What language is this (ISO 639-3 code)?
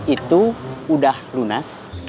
ind